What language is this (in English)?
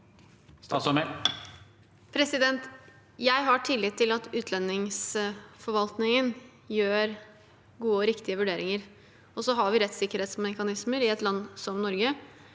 Norwegian